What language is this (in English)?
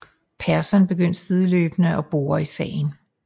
Danish